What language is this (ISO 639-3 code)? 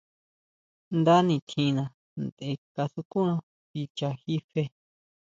mau